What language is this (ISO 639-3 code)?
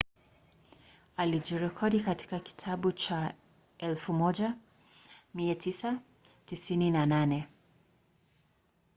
swa